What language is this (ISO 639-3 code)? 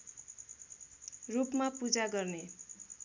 nep